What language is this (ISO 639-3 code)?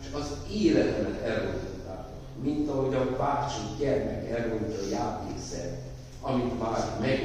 hun